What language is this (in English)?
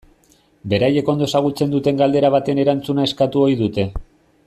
Basque